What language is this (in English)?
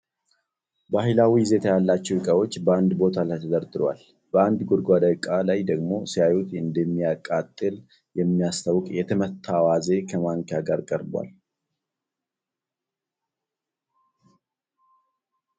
Amharic